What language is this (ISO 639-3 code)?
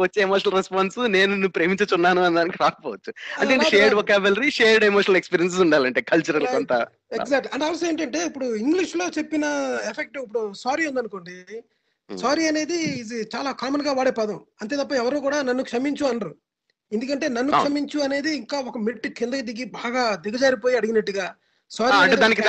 tel